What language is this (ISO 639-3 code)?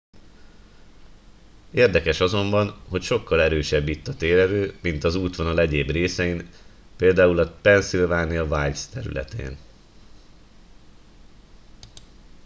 hun